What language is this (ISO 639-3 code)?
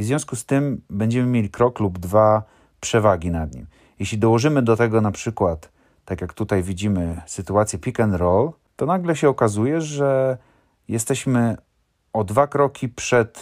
pol